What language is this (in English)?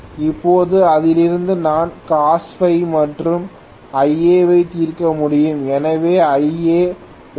Tamil